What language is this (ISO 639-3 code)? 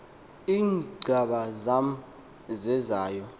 xho